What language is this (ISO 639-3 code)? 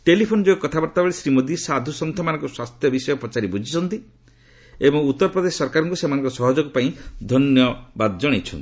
ori